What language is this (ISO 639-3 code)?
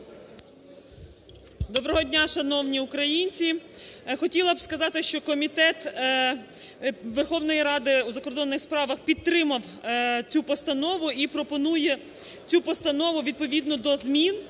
ukr